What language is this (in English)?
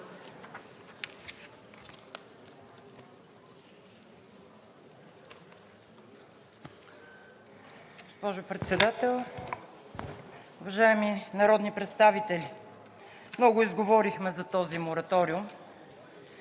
Bulgarian